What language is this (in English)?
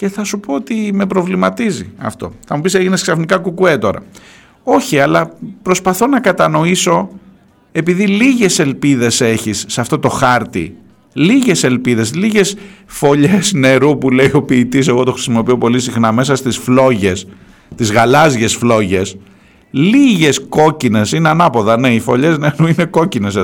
Greek